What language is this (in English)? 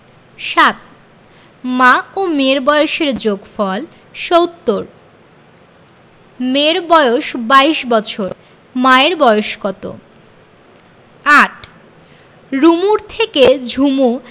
Bangla